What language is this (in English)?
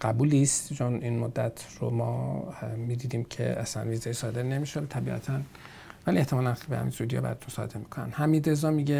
Persian